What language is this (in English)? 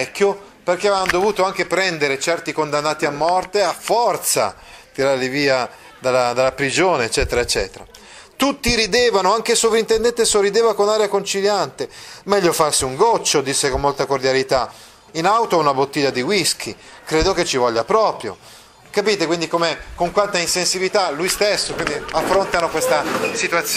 Italian